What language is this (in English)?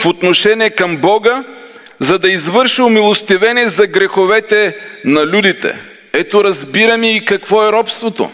Bulgarian